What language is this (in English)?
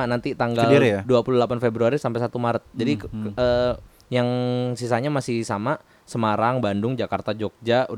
Indonesian